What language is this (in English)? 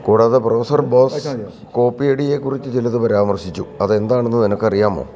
Malayalam